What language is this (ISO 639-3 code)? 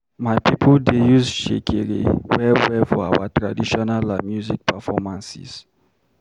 pcm